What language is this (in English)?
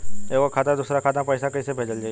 Bhojpuri